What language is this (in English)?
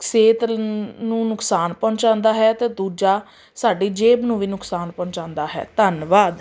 Punjabi